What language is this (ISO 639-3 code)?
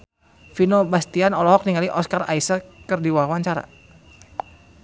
sun